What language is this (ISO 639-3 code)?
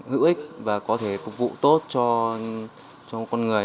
vie